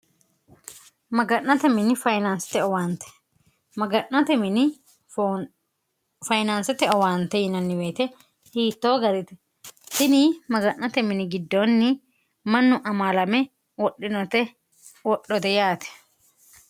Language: Sidamo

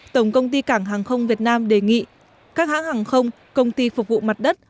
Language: Vietnamese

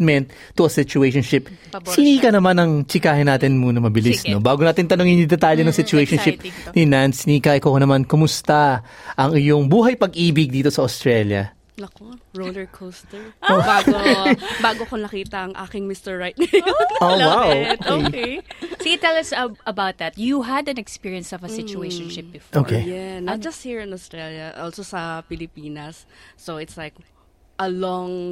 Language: Filipino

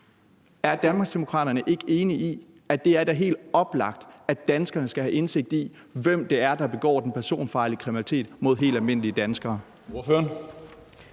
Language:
Danish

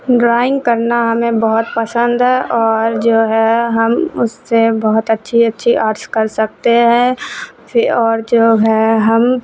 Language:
Urdu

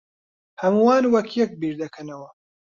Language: Central Kurdish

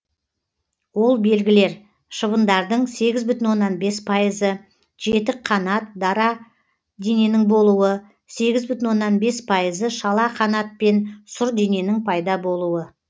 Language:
Kazakh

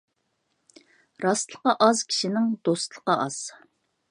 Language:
Uyghur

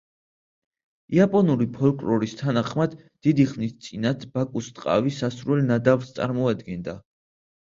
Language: Georgian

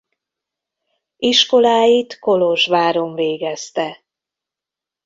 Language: Hungarian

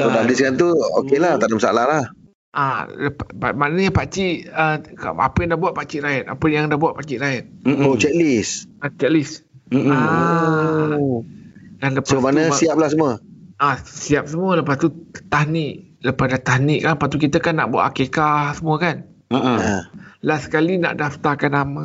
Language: Malay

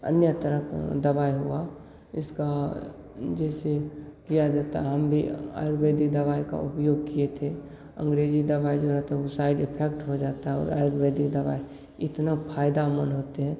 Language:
Hindi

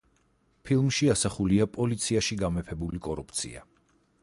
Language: Georgian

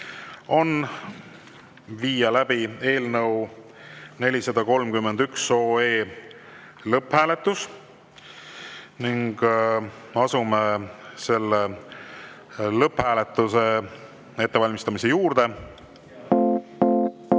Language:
Estonian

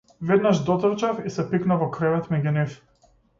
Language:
Macedonian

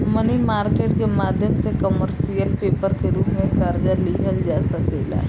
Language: Bhojpuri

